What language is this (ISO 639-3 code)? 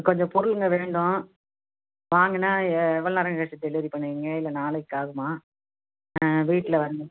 tam